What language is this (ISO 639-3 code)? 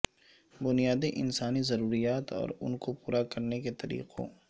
urd